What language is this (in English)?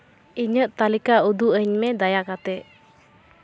Santali